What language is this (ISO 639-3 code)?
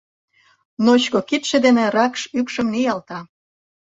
chm